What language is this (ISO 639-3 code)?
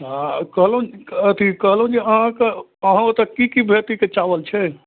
mai